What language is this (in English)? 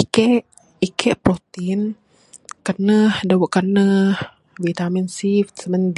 Bukar-Sadung Bidayuh